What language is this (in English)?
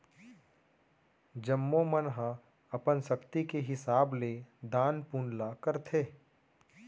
Chhattisgarhi